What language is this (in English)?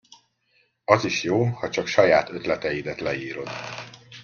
Hungarian